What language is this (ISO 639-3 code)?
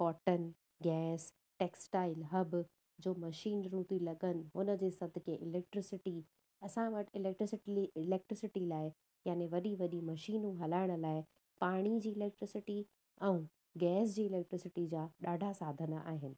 snd